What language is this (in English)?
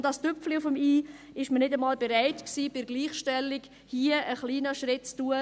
Swiss German